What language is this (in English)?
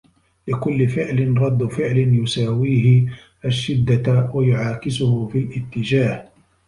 Arabic